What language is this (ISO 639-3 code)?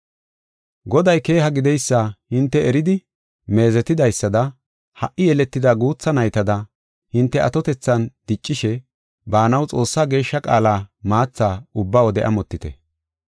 gof